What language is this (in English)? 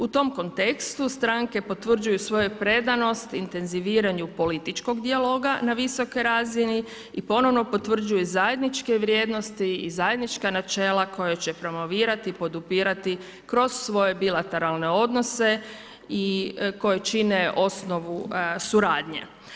Croatian